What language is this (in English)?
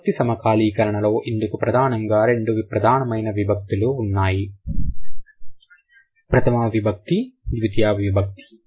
Telugu